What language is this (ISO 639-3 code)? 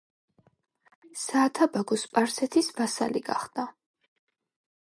kat